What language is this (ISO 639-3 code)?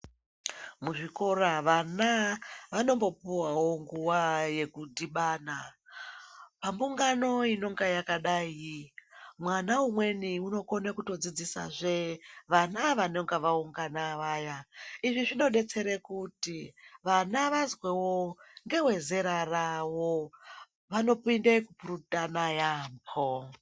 ndc